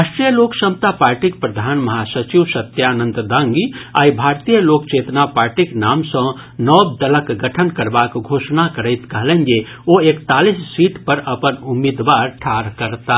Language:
Maithili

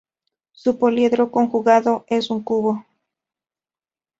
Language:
Spanish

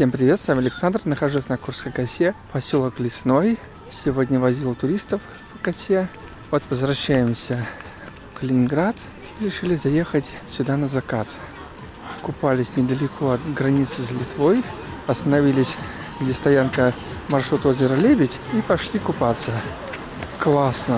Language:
Russian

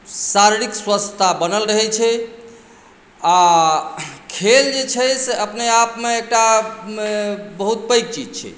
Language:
Maithili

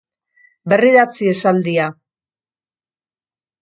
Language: Basque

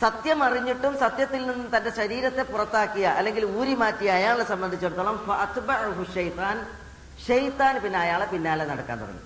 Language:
Malayalam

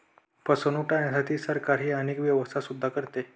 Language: Marathi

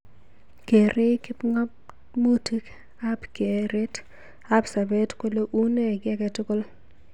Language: Kalenjin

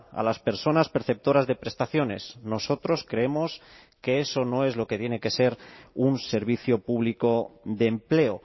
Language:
Spanish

